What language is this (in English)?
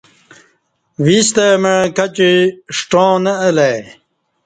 Kati